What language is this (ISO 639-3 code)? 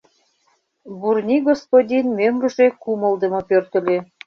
chm